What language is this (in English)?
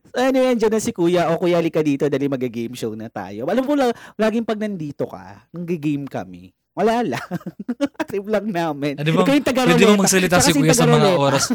Filipino